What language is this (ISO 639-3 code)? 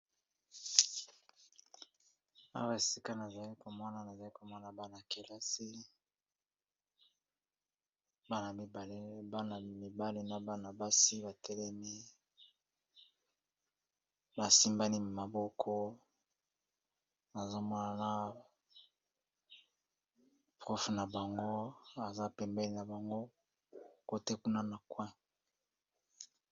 lin